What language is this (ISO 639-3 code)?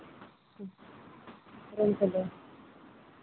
sat